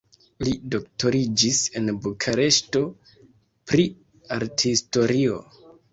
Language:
Esperanto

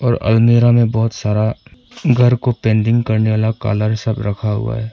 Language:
Hindi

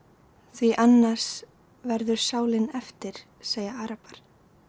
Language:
Icelandic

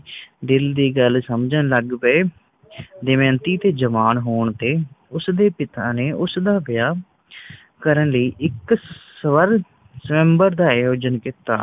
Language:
Punjabi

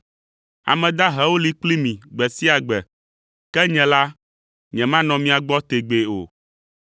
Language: Ewe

